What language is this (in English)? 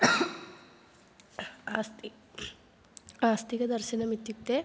Sanskrit